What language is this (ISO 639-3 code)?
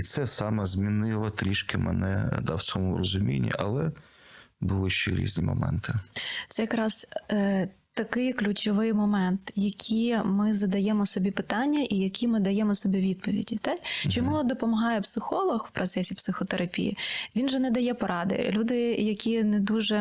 ukr